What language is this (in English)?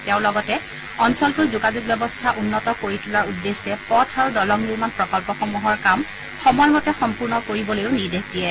Assamese